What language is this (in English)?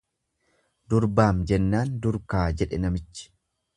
Oromo